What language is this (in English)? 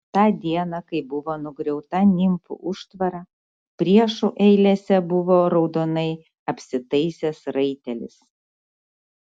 Lithuanian